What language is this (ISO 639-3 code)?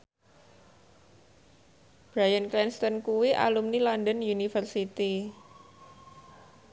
jav